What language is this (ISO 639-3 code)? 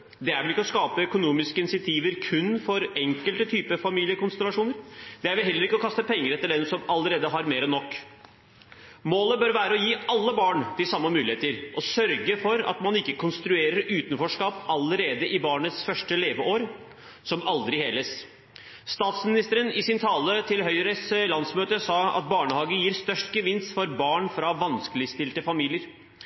nob